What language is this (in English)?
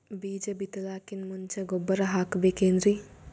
Kannada